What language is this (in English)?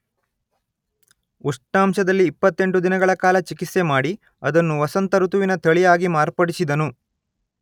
Kannada